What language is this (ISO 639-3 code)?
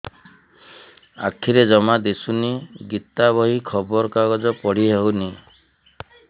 ori